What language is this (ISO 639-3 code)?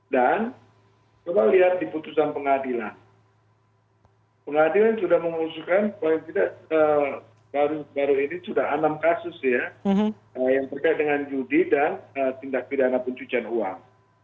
ind